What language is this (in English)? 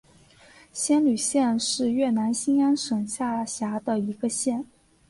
Chinese